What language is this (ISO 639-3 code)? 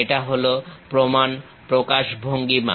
ben